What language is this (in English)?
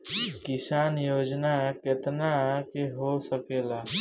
Bhojpuri